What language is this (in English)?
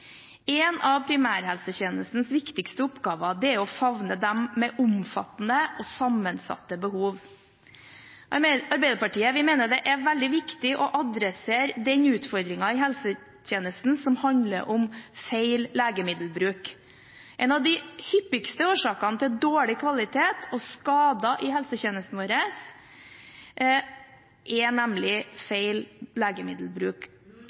Norwegian Bokmål